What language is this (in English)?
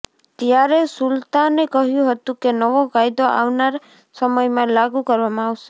Gujarati